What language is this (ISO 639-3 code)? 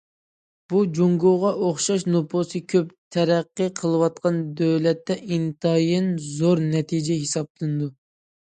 uig